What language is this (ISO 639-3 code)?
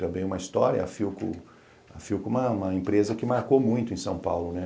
por